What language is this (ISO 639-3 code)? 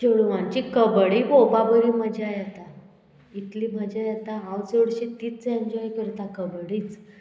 kok